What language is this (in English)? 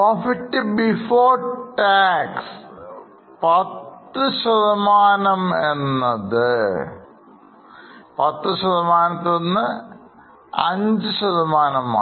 Malayalam